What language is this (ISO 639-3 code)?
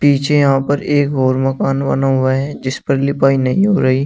hin